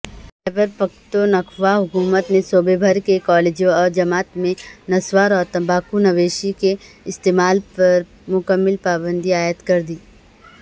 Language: Urdu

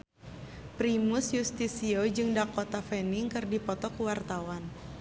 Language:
Sundanese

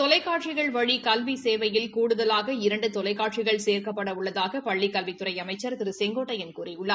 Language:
Tamil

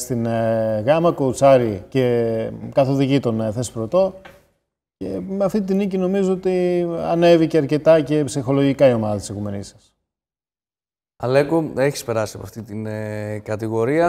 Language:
Greek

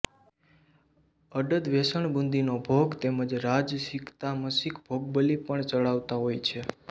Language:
Gujarati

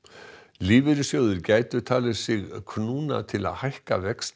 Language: Icelandic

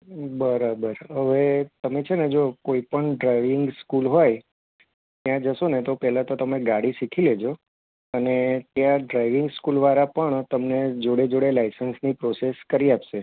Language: Gujarati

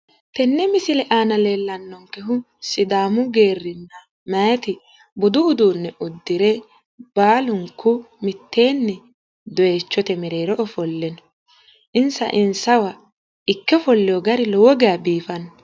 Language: Sidamo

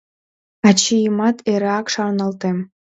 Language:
Mari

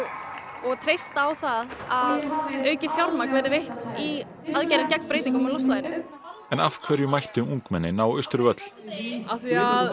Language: Icelandic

